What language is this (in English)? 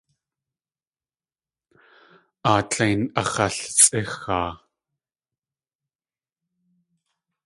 Tlingit